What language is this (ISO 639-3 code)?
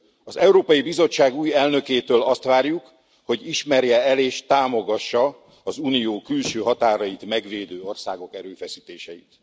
hun